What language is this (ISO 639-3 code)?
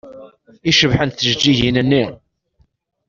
kab